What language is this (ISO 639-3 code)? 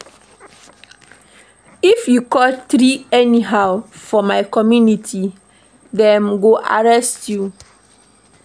pcm